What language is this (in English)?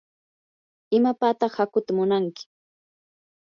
Yanahuanca Pasco Quechua